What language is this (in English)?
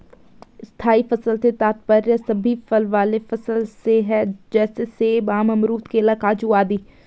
Hindi